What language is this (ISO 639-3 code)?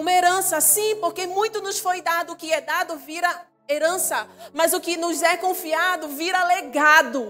por